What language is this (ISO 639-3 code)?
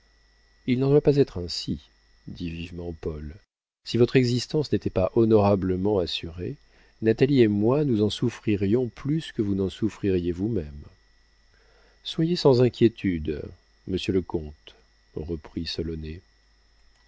fra